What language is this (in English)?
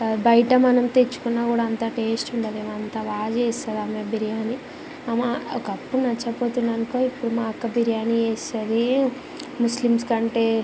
Telugu